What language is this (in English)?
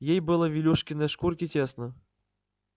Russian